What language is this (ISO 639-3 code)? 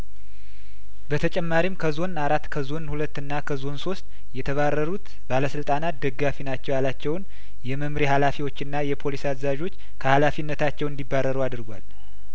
amh